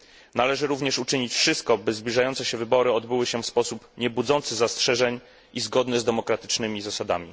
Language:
Polish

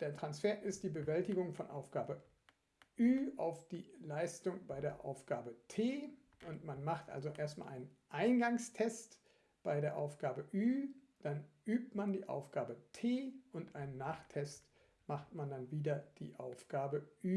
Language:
German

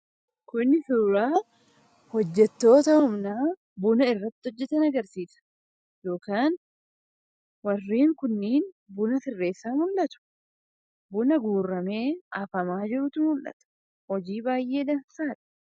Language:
Oromo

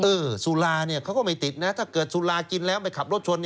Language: Thai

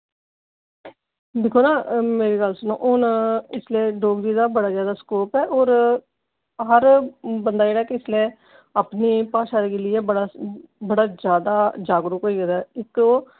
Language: Dogri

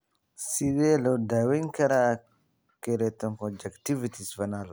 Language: Somali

